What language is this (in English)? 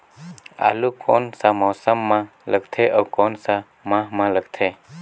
Chhattisgarhi